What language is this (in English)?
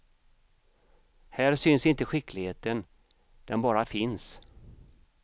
Swedish